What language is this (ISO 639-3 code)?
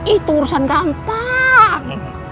ind